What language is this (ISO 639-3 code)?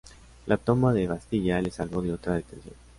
spa